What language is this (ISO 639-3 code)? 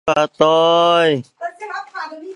zho